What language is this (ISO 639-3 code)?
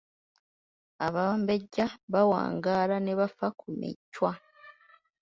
lug